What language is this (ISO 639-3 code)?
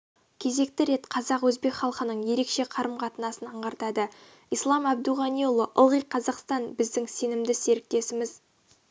kaz